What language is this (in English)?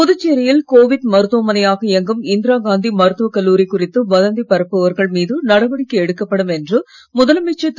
Tamil